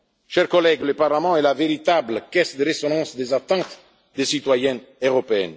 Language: French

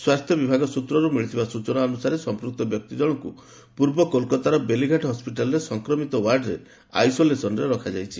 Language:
Odia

